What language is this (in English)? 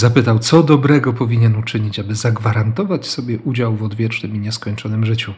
Polish